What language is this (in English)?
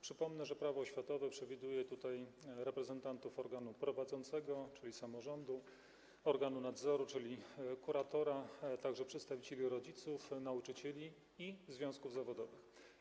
Polish